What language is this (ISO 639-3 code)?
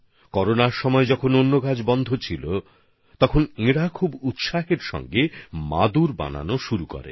ben